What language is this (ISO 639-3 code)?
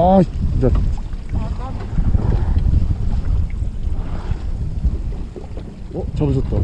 kor